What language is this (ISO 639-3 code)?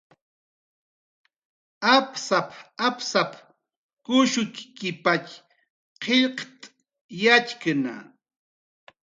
jqr